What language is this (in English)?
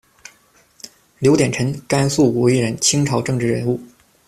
Chinese